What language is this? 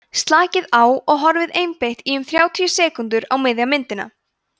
Icelandic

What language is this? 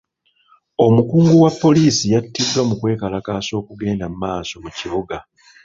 Ganda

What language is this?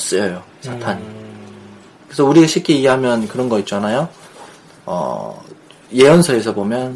Korean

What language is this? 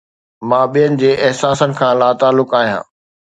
Sindhi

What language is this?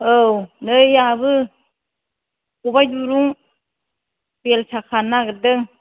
Bodo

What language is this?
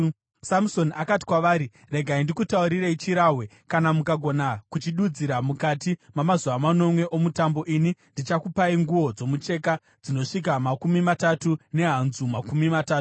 Shona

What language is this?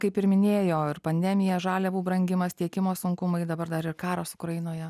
Lithuanian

